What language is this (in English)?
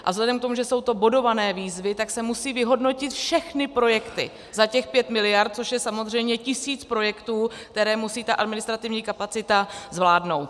Czech